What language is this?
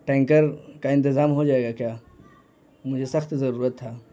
Urdu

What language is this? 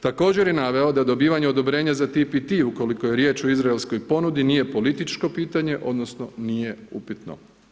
Croatian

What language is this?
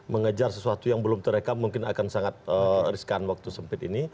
Indonesian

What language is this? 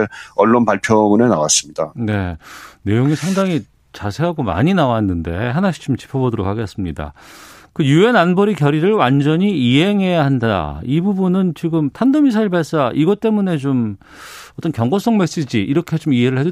Korean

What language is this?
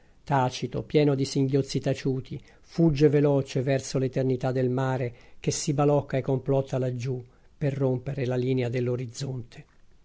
Italian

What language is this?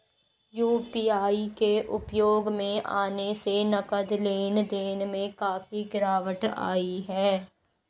Hindi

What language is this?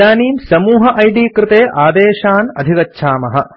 Sanskrit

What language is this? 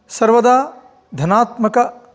Sanskrit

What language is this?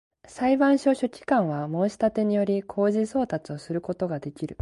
Japanese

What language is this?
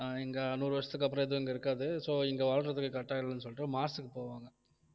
Tamil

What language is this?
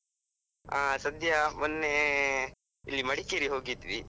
Kannada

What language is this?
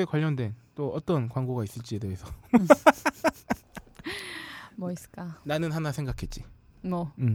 Korean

